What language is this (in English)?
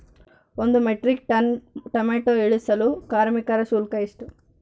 Kannada